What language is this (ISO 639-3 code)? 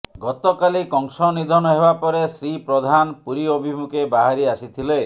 ori